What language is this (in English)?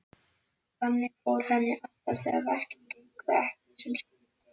Icelandic